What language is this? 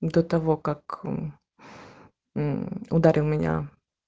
Russian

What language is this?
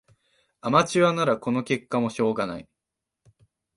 Japanese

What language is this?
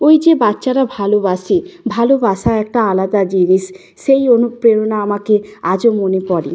Bangla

